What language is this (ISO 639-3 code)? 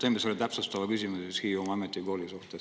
est